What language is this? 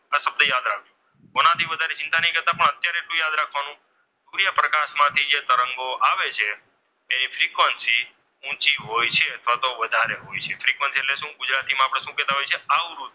Gujarati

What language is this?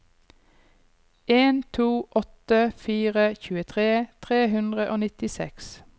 Norwegian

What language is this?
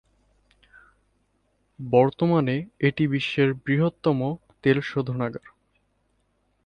Bangla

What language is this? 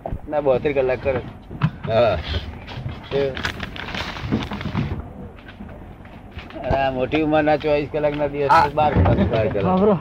Gujarati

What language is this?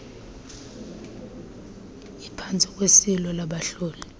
Xhosa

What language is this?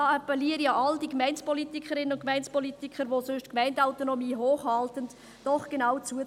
Swiss German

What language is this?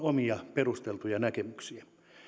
Finnish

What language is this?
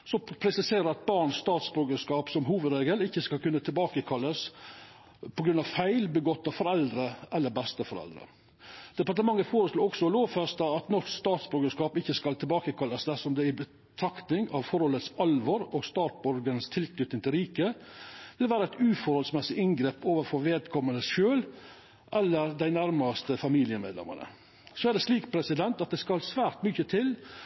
Norwegian Nynorsk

